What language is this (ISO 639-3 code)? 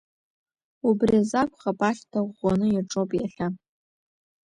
abk